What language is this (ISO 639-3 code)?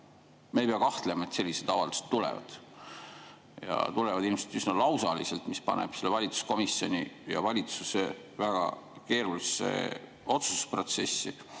est